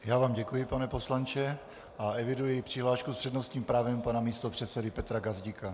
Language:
Czech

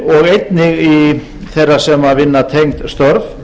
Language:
Icelandic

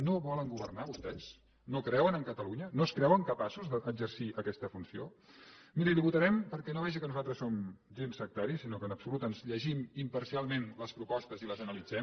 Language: Catalan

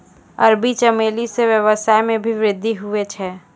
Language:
Maithili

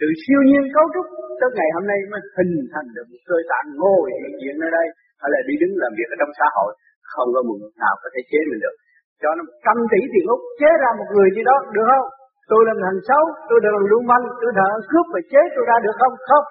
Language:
Vietnamese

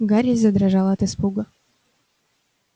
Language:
Russian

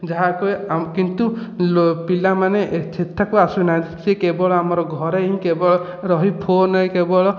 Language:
Odia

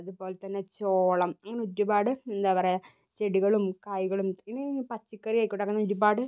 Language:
Malayalam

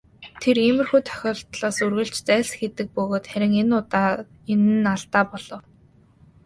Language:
Mongolian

